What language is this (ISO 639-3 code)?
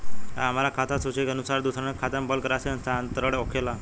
bho